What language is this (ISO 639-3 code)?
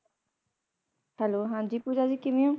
pan